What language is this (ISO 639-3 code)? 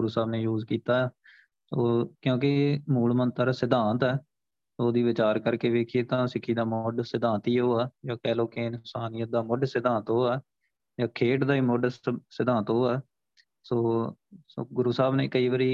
pan